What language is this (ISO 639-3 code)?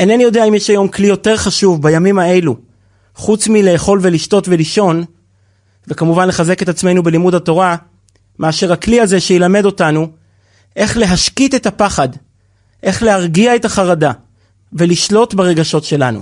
heb